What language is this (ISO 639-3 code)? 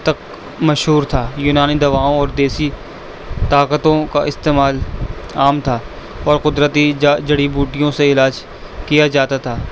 urd